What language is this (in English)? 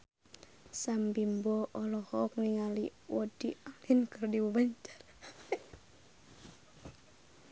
Sundanese